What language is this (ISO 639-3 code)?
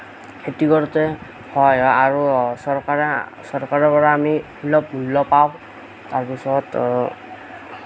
asm